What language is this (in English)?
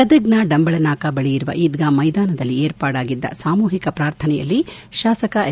Kannada